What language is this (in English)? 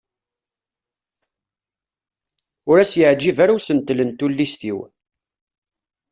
Kabyle